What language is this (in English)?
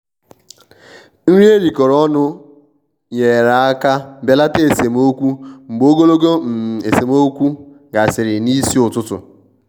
Igbo